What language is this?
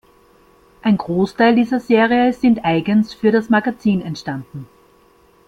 German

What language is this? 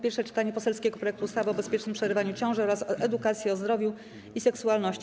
Polish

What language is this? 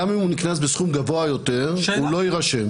Hebrew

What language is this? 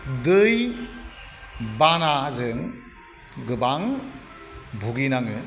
Bodo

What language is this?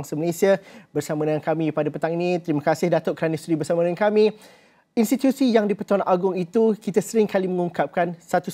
Malay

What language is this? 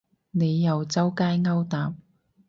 Cantonese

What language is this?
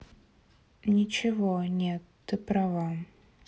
Russian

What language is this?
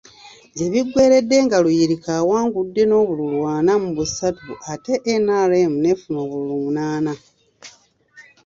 Ganda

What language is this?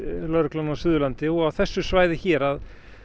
Icelandic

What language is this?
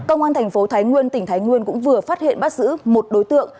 Vietnamese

